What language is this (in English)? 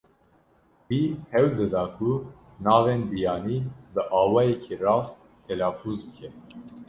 Kurdish